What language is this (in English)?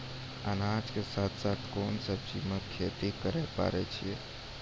Maithili